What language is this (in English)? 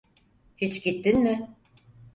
Turkish